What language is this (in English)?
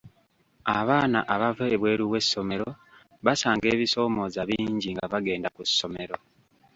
Ganda